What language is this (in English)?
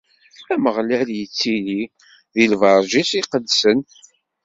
Kabyle